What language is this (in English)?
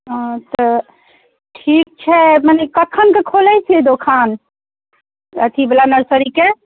Maithili